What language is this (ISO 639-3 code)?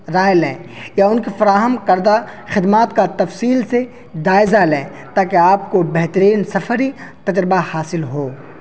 urd